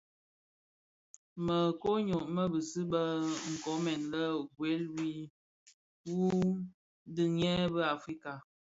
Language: Bafia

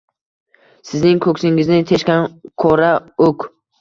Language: Uzbek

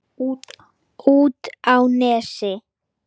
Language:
Icelandic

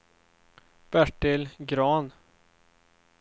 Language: Swedish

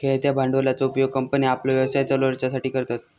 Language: Marathi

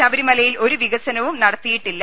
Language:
Malayalam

